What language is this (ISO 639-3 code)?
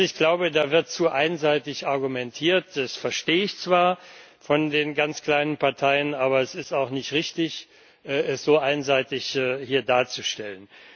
deu